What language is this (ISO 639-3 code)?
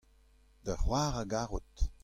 bre